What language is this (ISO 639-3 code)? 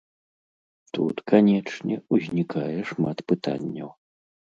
bel